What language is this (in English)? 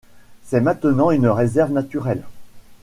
French